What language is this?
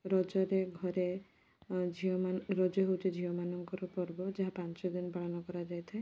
Odia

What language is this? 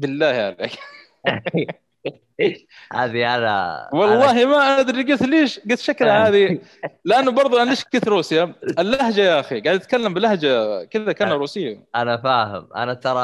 Arabic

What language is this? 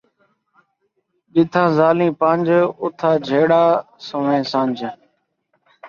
Saraiki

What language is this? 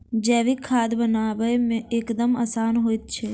Maithili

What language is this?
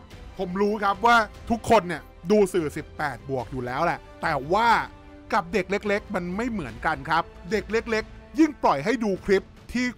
Thai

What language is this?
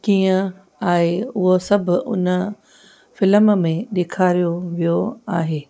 Sindhi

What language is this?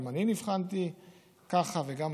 Hebrew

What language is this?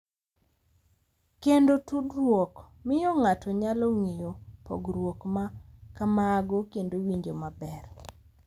Luo (Kenya and Tanzania)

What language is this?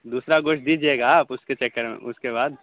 Urdu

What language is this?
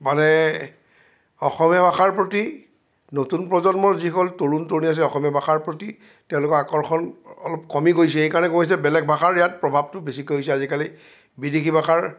Assamese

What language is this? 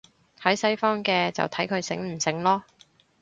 Cantonese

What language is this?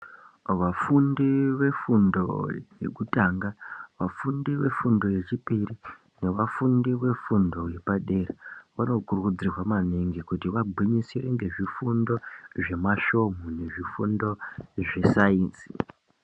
Ndau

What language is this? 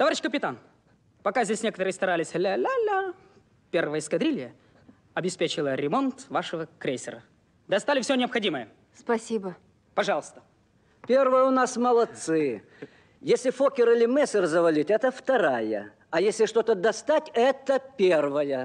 Russian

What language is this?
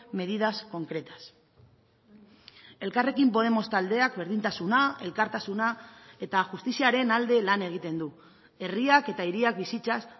Basque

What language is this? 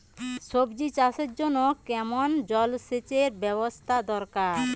Bangla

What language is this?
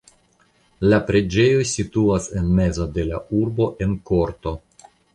Esperanto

